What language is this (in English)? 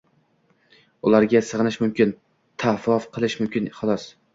Uzbek